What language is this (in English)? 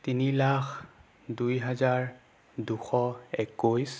Assamese